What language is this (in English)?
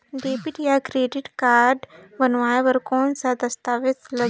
Chhattisgarhi